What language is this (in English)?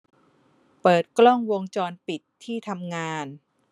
Thai